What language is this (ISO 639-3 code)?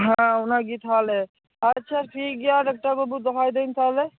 sat